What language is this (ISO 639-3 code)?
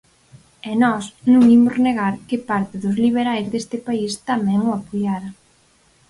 glg